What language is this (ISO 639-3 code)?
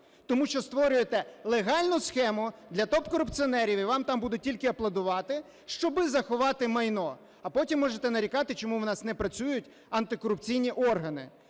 ukr